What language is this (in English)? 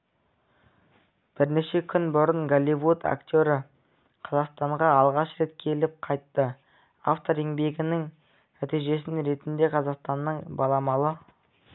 Kazakh